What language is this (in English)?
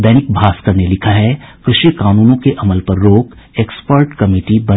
Hindi